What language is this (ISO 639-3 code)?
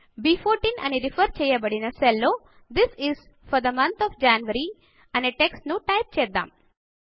tel